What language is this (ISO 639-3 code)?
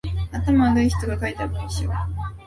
jpn